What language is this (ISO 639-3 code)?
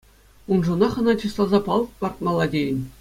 chv